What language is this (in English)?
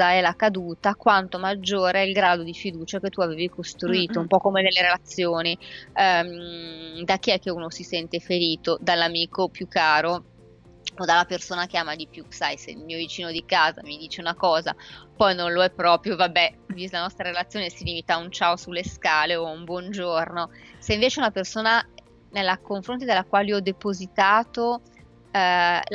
Italian